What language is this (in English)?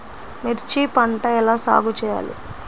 Telugu